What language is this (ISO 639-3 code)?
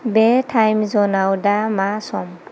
brx